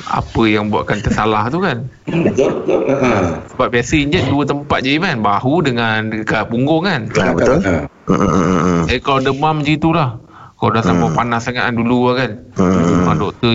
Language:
Malay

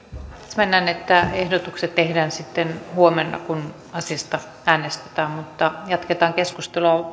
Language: Finnish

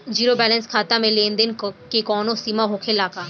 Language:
Bhojpuri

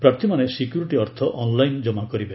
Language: Odia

